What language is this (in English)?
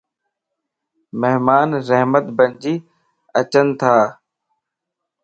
Lasi